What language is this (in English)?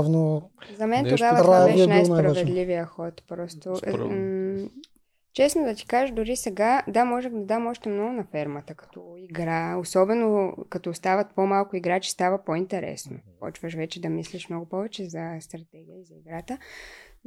Bulgarian